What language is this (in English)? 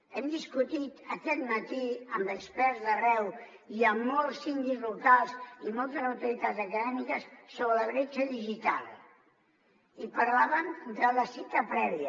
Catalan